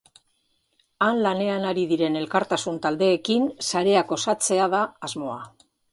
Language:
Basque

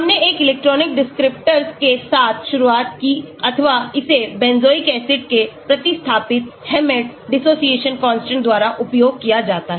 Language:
Hindi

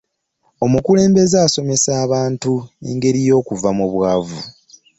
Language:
Ganda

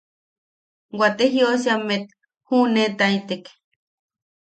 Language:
Yaqui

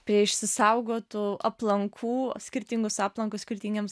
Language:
Lithuanian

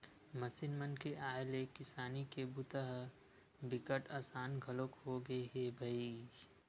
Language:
Chhattisgarhi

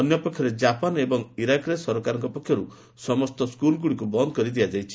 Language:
Odia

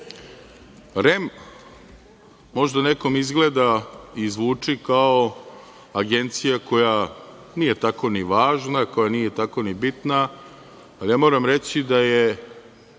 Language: Serbian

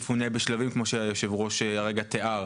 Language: Hebrew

